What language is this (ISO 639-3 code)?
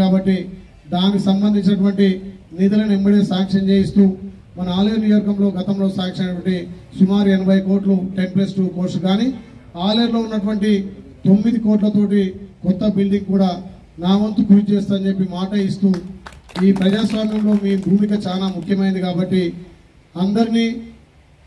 tel